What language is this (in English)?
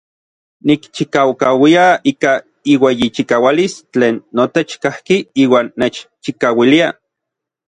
Orizaba Nahuatl